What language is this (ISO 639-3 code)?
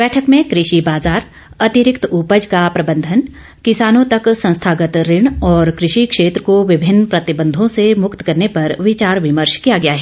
hin